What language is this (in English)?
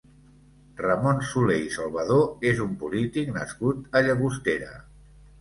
Catalan